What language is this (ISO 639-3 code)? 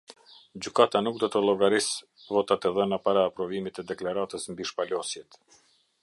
sqi